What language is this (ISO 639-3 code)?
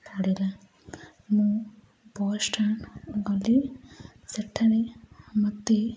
ori